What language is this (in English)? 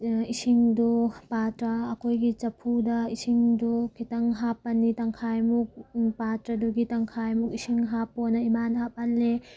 Manipuri